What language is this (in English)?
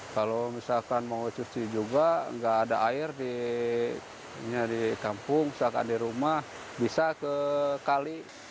Indonesian